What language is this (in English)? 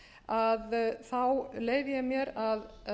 Icelandic